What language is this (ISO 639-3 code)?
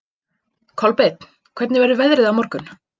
isl